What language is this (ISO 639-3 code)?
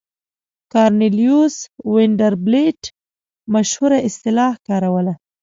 pus